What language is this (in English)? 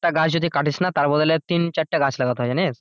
Bangla